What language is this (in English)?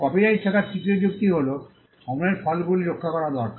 Bangla